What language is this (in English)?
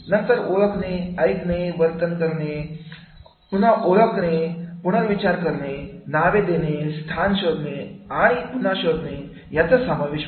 Marathi